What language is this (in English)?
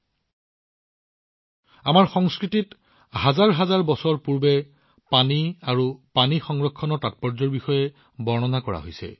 Assamese